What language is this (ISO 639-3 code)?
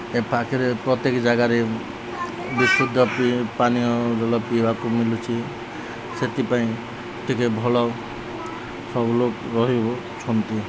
ori